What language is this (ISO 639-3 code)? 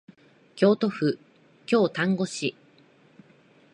jpn